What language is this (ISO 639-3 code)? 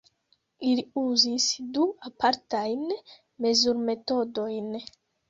epo